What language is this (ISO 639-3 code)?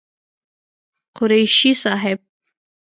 pus